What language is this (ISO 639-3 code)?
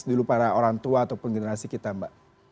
ind